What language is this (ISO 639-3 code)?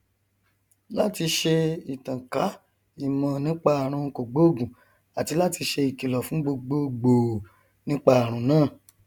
yor